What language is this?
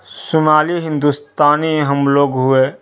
Urdu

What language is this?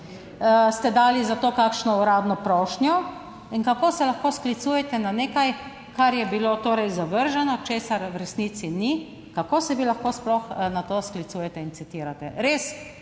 Slovenian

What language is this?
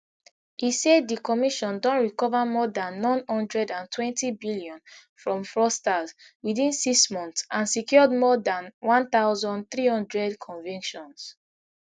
Nigerian Pidgin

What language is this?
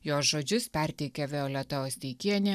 Lithuanian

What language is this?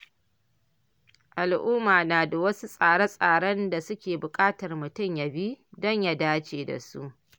Hausa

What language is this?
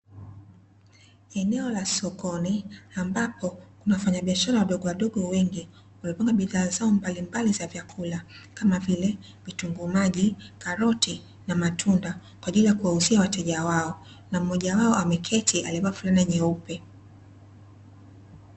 Swahili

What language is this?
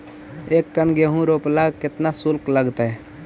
Magahi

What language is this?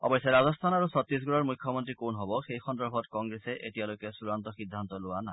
Assamese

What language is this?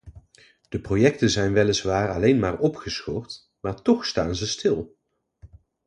Dutch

